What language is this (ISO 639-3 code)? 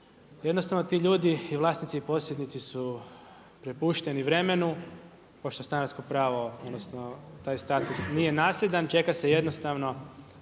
hrv